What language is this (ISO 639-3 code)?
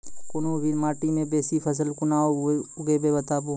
mai